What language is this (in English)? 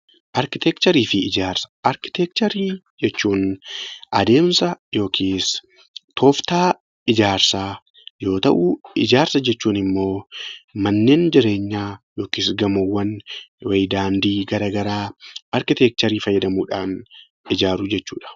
Oromo